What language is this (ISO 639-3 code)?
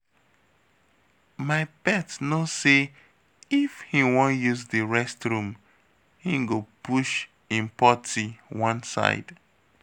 pcm